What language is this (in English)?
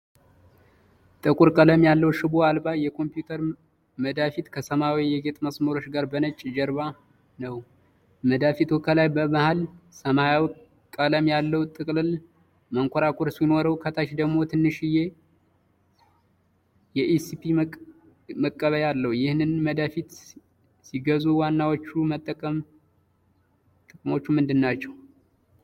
Amharic